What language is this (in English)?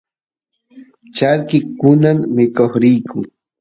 Santiago del Estero Quichua